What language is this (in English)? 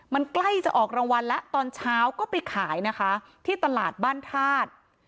Thai